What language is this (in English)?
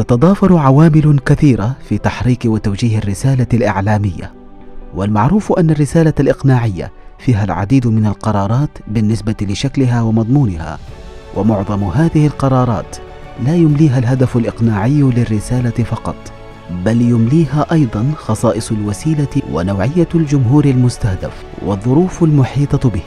Arabic